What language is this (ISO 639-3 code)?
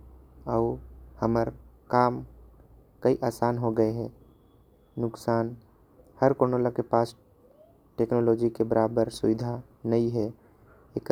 kfp